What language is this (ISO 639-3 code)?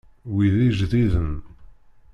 kab